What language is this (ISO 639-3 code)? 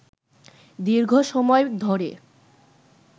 ben